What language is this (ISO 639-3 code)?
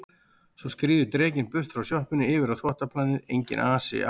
isl